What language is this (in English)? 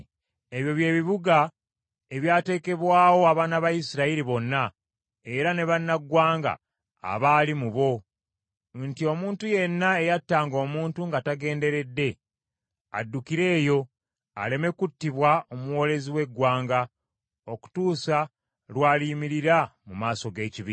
Ganda